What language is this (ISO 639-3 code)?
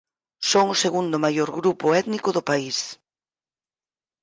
glg